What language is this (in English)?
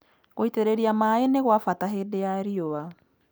Kikuyu